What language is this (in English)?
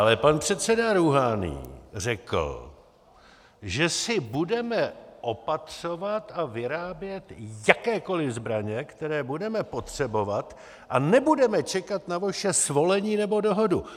Czech